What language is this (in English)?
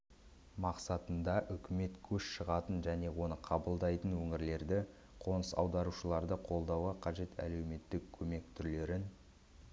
Kazakh